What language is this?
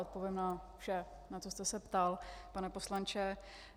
Czech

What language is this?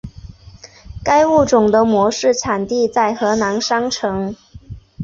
Chinese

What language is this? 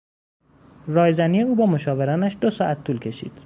Persian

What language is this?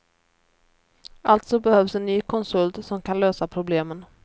Swedish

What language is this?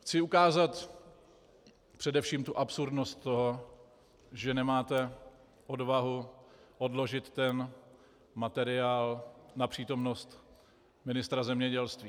Czech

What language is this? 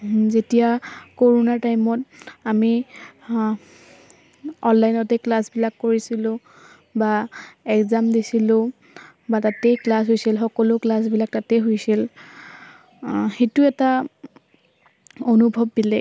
Assamese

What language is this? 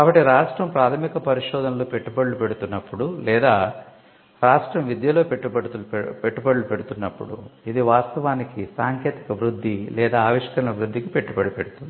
Telugu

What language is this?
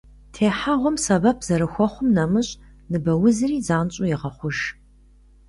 Kabardian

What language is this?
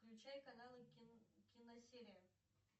Russian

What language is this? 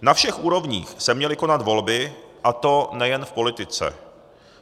Czech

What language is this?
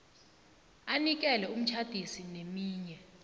South Ndebele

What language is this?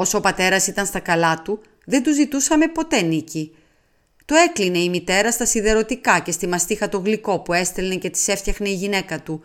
Greek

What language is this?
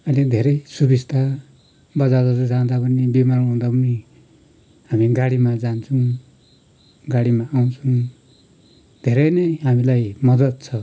Nepali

